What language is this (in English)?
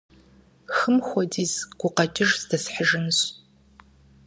Kabardian